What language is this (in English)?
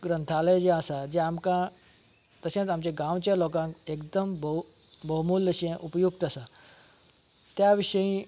Konkani